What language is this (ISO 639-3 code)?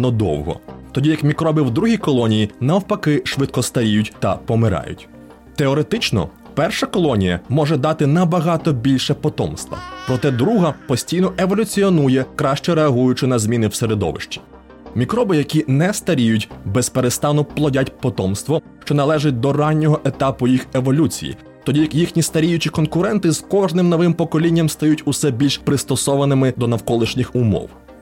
ukr